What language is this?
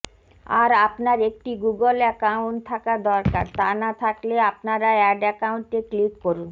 Bangla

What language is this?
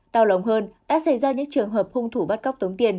Vietnamese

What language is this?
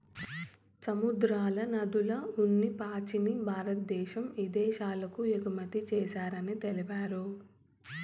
Telugu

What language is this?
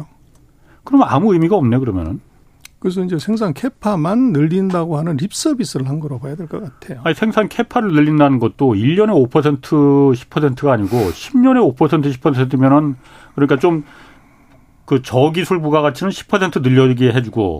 Korean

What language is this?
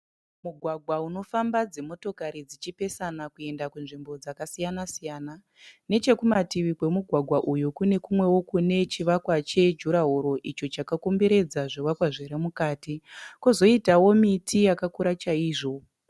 Shona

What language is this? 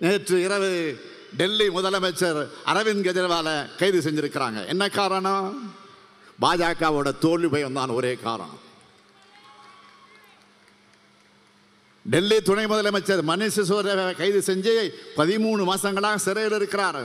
Tamil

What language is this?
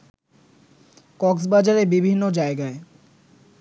Bangla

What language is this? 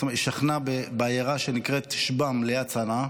Hebrew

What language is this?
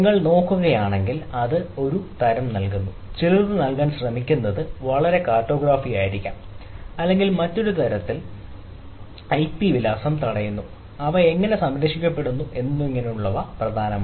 Malayalam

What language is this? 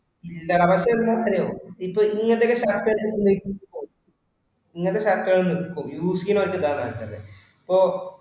Malayalam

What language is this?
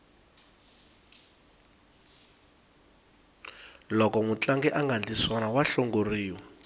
Tsonga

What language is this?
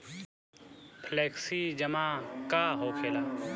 Bhojpuri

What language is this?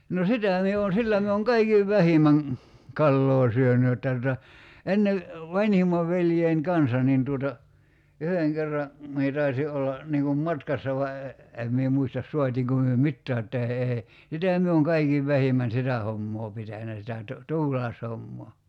Finnish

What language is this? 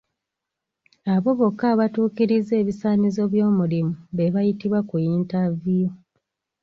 Ganda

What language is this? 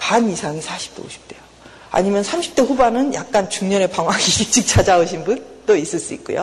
Korean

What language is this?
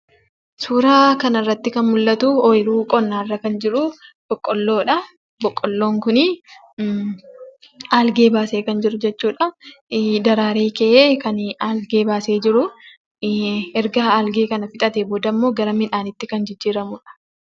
Oromo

